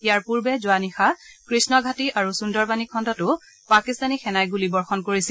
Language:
Assamese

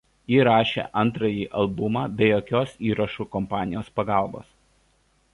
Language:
Lithuanian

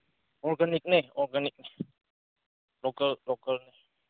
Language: Manipuri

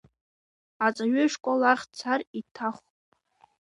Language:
Abkhazian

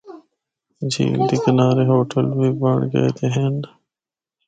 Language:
Northern Hindko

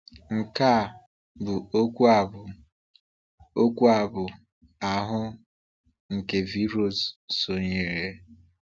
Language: Igbo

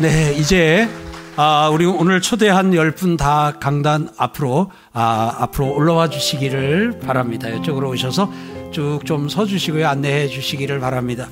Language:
Korean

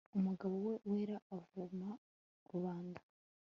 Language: Kinyarwanda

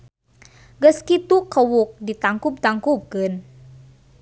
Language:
Sundanese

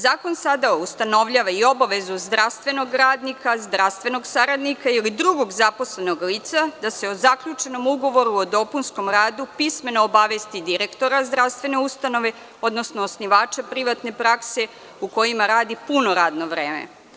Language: Serbian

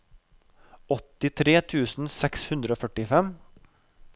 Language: Norwegian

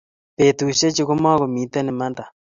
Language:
Kalenjin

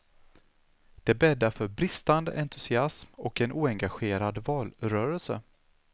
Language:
Swedish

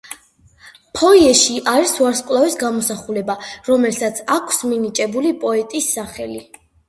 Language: Georgian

